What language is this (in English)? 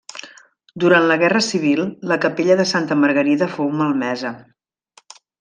Catalan